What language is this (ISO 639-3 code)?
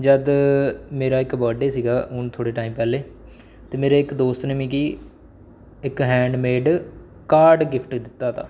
doi